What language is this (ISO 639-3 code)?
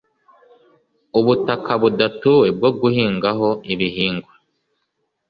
kin